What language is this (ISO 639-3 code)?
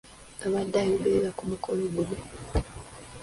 lug